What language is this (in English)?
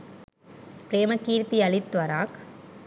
Sinhala